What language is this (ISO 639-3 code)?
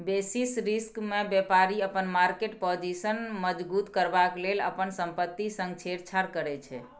mai